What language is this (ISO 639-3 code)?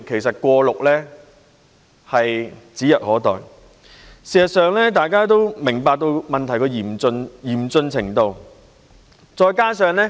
yue